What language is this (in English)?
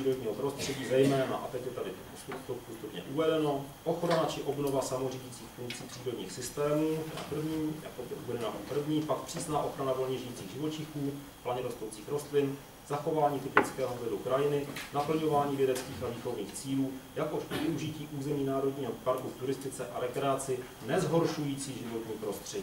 Czech